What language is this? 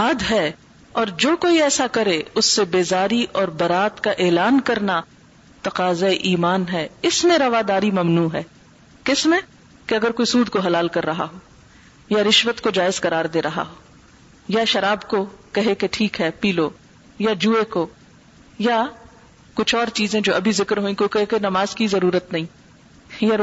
Urdu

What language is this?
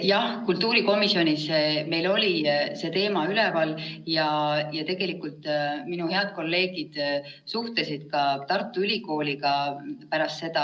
Estonian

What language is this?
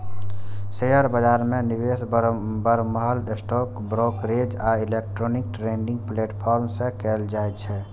Maithili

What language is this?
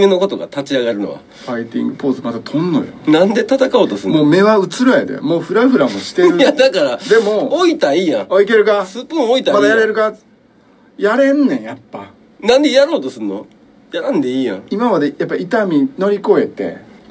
Japanese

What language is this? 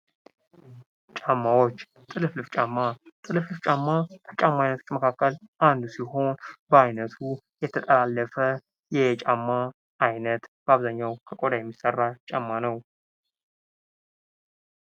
Amharic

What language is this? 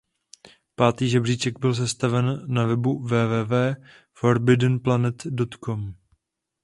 Czech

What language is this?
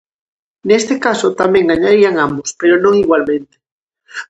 Galician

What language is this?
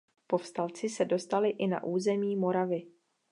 Czech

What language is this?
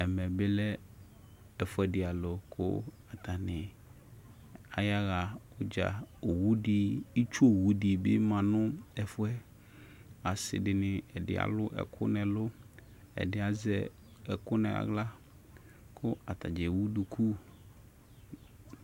Ikposo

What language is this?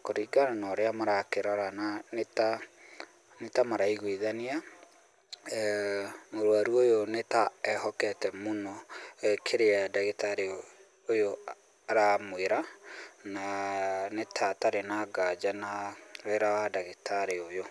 Kikuyu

